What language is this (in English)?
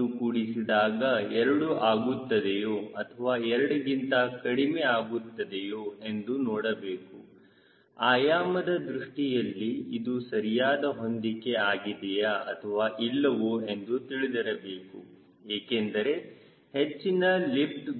Kannada